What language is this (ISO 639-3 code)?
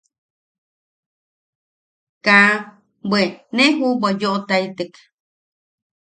yaq